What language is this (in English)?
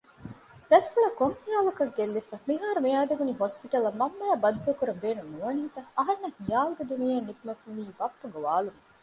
Divehi